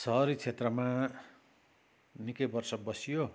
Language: Nepali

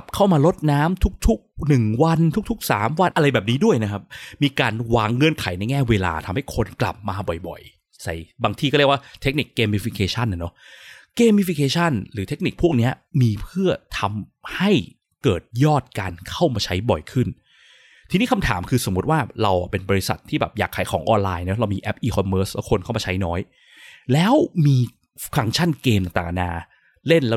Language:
Thai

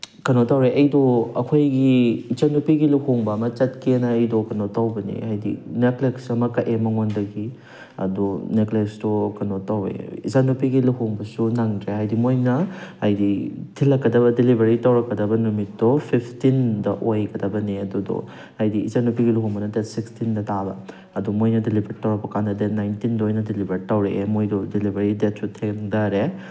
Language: Manipuri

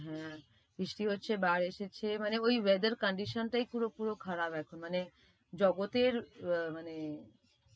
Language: Bangla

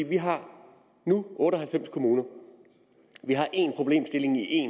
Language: Danish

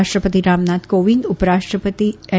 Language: Gujarati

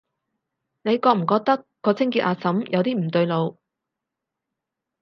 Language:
Cantonese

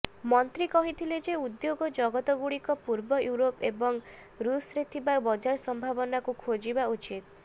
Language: Odia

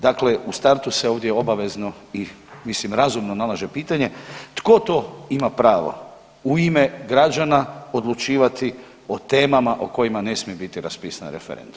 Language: Croatian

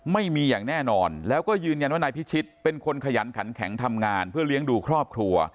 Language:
Thai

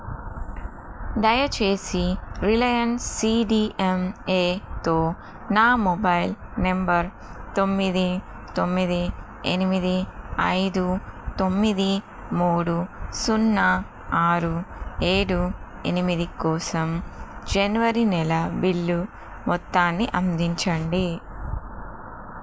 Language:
Telugu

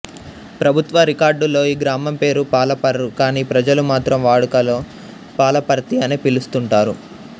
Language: Telugu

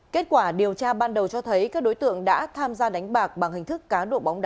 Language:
Vietnamese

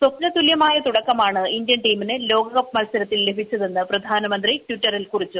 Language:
Malayalam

